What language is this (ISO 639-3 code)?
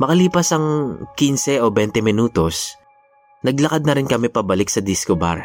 fil